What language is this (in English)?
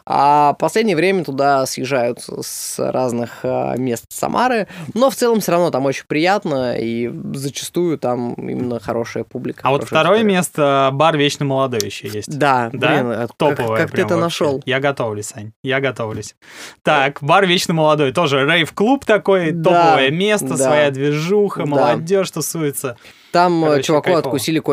Russian